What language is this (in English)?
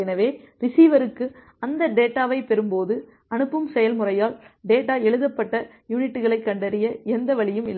Tamil